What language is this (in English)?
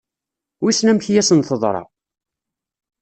Kabyle